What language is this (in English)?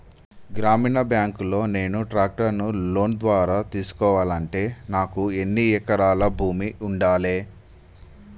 Telugu